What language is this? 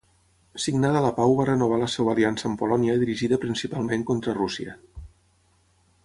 Catalan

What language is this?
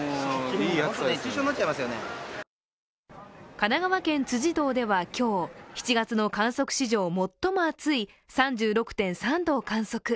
Japanese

